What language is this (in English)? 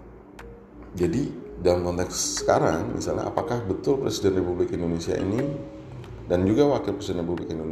Indonesian